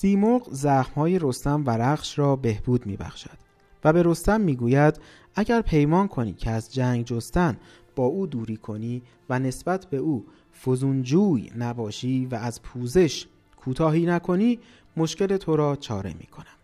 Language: Persian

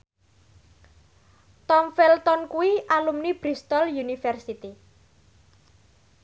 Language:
Javanese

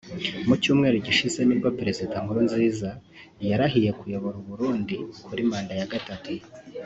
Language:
Kinyarwanda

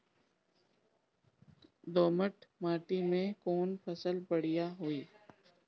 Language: Bhojpuri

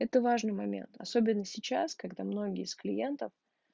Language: Russian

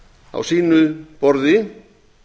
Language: Icelandic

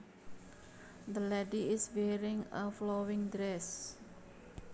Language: Javanese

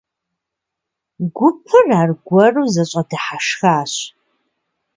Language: Kabardian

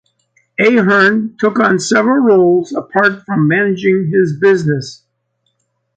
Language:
English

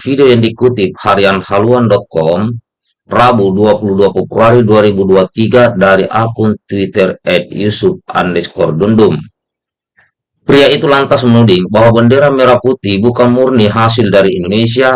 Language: Indonesian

